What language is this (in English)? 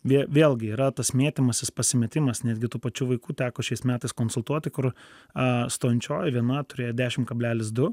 Lithuanian